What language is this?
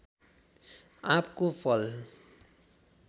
Nepali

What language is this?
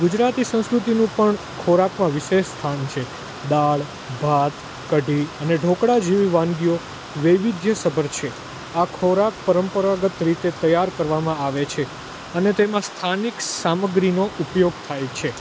Gujarati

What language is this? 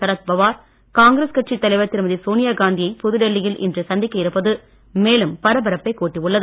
Tamil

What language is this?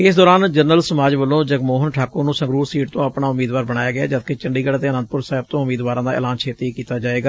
Punjabi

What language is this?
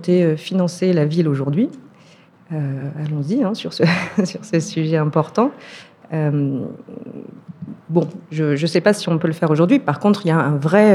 French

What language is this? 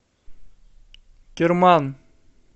Russian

